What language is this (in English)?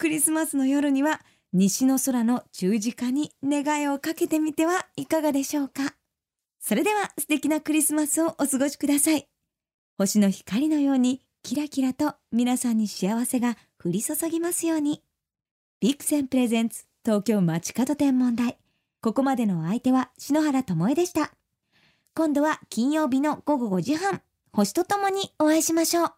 Japanese